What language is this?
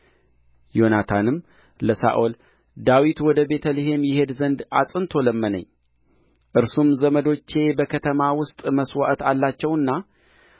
Amharic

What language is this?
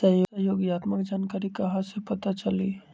Magahi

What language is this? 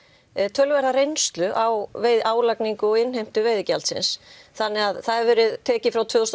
Icelandic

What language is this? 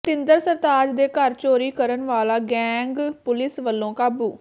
Punjabi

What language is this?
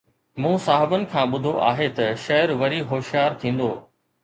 Sindhi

